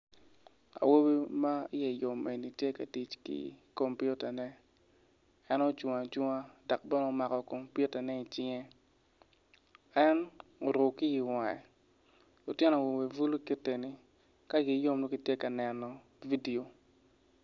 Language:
Acoli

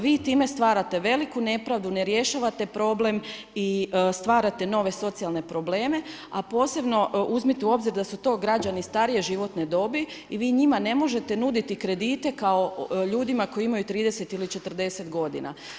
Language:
Croatian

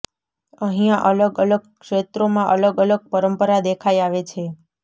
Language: Gujarati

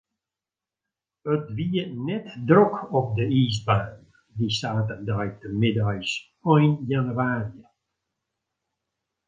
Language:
Western Frisian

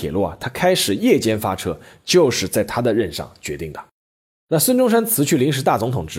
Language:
Chinese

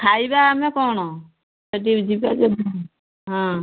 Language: Odia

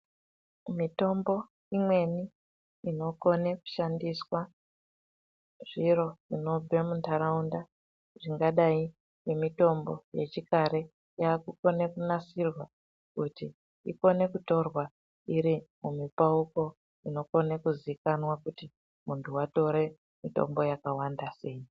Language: Ndau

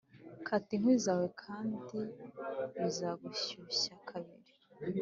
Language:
Kinyarwanda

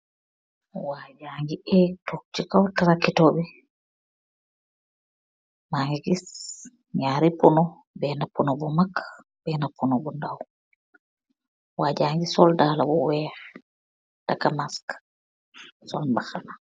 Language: Wolof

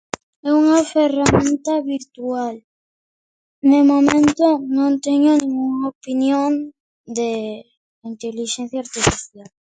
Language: Galician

